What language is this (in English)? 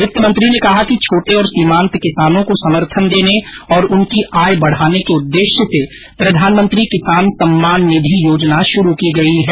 Hindi